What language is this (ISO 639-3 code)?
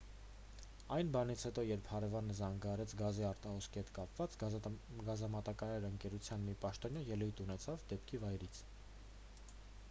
hye